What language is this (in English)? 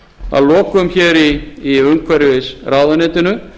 Icelandic